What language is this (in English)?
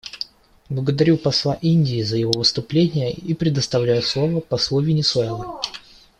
Russian